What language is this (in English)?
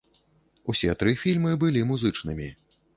Belarusian